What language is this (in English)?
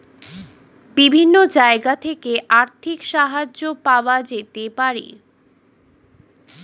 Bangla